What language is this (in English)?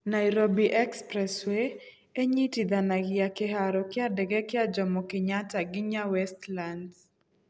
Kikuyu